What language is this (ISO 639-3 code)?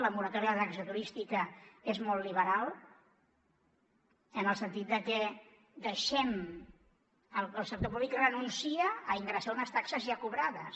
cat